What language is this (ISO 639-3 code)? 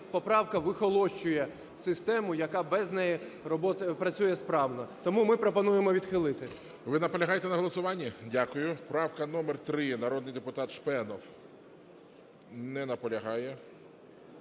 ukr